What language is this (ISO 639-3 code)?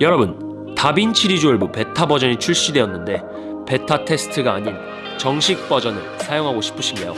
kor